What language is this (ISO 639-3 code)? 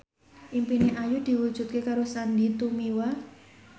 jav